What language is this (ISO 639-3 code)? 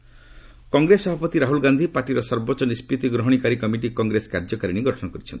ori